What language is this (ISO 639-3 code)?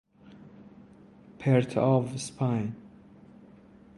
fas